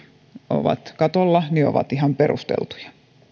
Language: Finnish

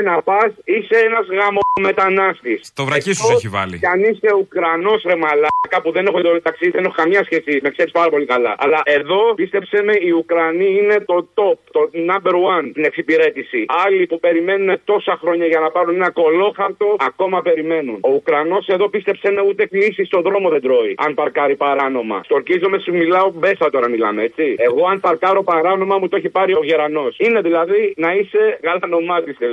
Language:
Greek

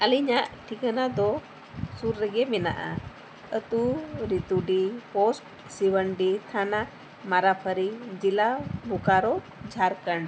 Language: Santali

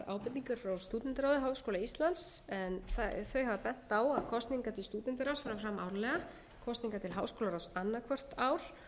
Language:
Icelandic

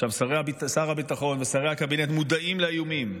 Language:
Hebrew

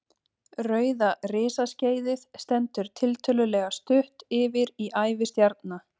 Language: Icelandic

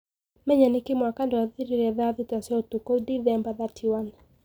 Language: Kikuyu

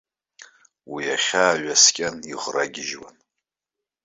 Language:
Abkhazian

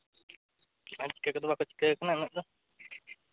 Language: Santali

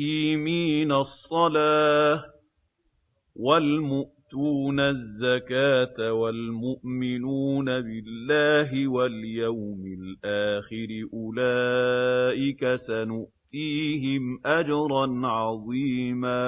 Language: Arabic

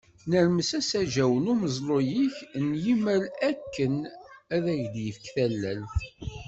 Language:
Kabyle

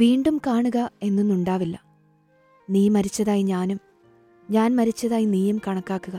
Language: Malayalam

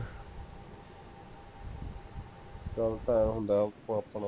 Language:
Punjabi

